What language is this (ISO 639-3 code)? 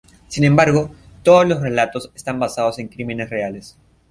spa